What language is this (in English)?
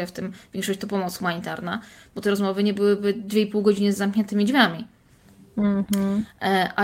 Polish